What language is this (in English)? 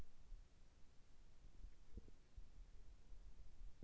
Russian